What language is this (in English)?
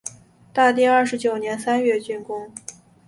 Chinese